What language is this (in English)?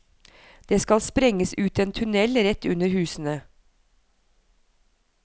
Norwegian